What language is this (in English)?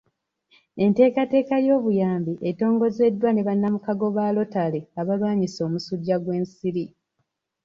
Ganda